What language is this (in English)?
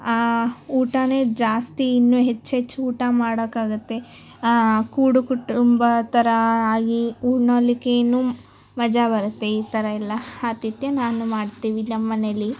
Kannada